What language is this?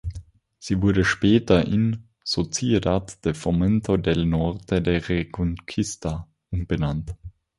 German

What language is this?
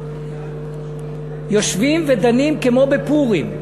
Hebrew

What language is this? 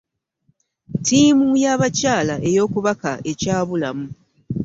Ganda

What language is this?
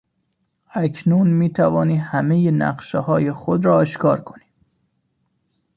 Persian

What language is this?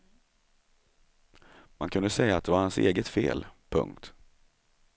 Swedish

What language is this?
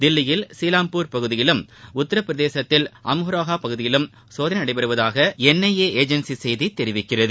Tamil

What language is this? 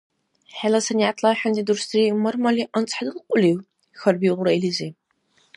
Dargwa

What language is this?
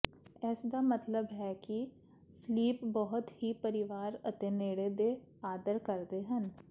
Punjabi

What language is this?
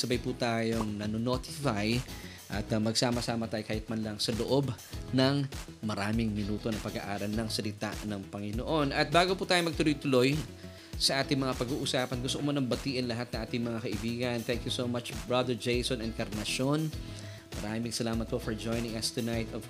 Filipino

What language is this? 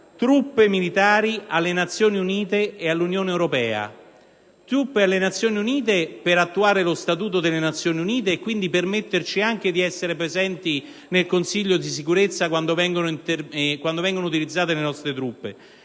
Italian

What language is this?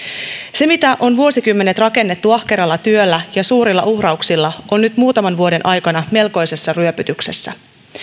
Finnish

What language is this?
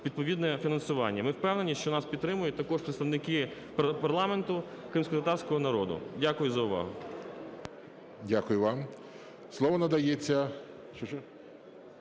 Ukrainian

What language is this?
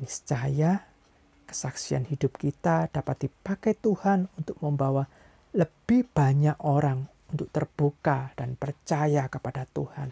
Indonesian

